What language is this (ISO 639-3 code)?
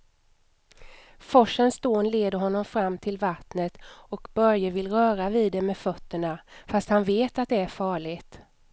swe